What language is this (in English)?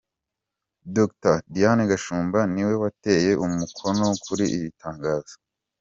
Kinyarwanda